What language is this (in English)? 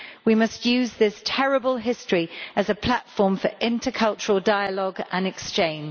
English